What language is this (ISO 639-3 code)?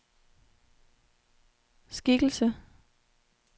dan